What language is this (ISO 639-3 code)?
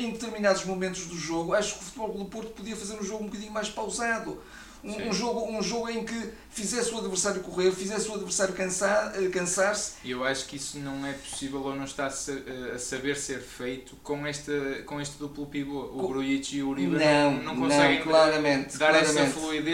por